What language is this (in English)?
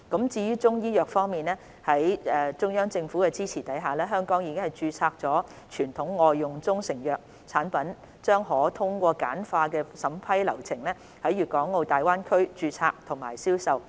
Cantonese